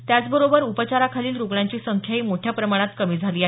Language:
Marathi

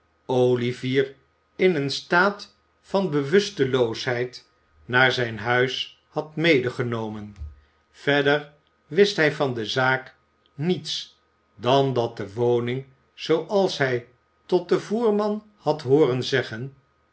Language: Dutch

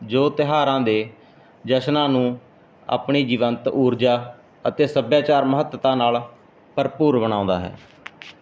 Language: Punjabi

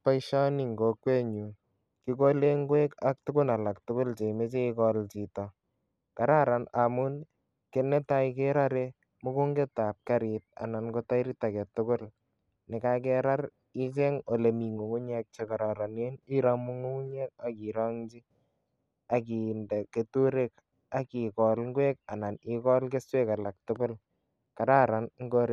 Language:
Kalenjin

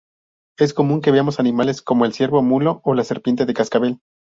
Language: Spanish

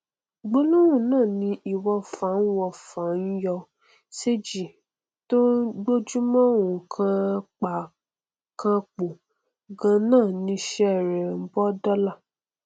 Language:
Yoruba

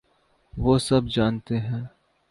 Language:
Urdu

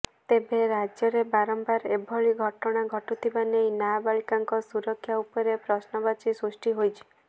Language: Odia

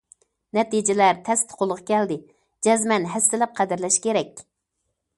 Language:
Uyghur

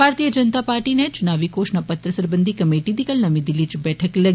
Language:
Dogri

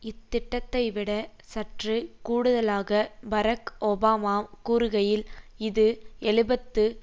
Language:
Tamil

